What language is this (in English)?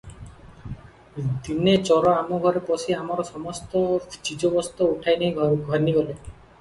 Odia